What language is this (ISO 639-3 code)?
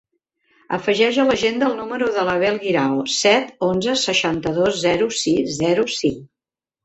cat